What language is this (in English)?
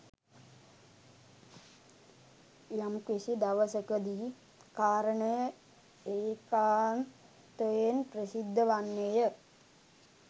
Sinhala